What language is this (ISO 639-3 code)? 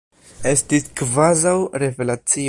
epo